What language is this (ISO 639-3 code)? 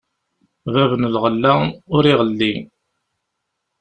kab